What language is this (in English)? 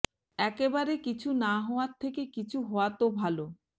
Bangla